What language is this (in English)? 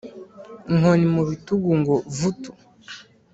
Kinyarwanda